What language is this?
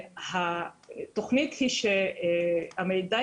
Hebrew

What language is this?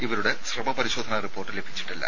Malayalam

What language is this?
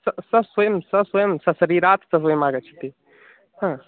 Sanskrit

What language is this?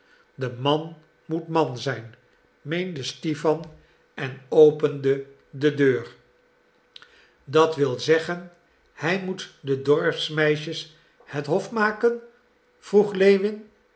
Dutch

